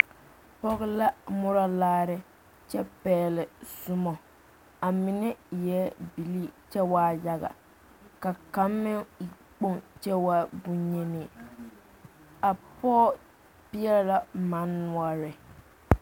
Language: Southern Dagaare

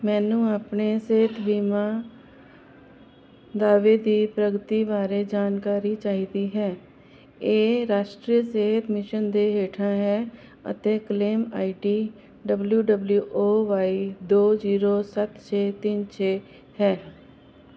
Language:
Punjabi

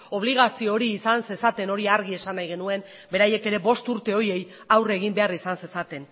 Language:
Basque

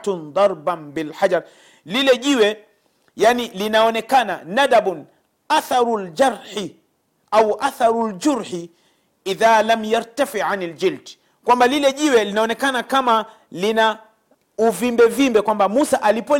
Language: Swahili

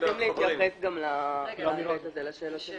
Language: Hebrew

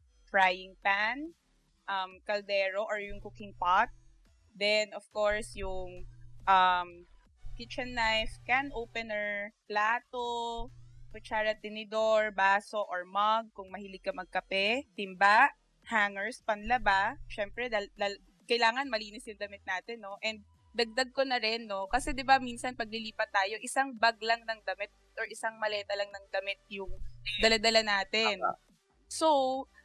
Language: Filipino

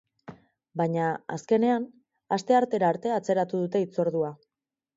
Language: Basque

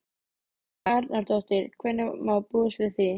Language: Icelandic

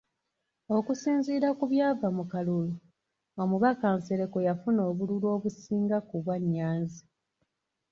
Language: Ganda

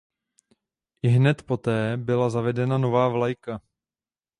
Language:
Czech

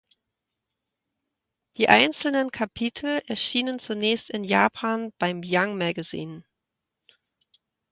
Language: German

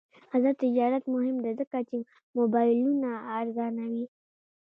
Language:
Pashto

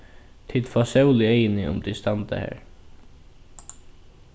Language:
Faroese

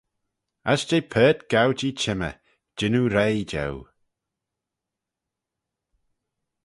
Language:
Manx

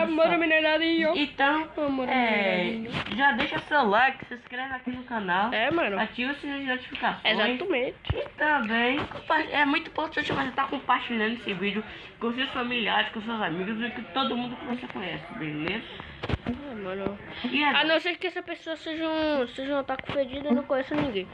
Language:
Portuguese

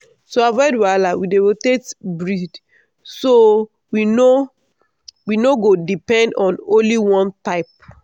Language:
Nigerian Pidgin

